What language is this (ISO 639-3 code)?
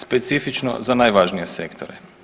hrv